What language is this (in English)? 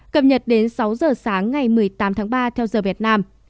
Vietnamese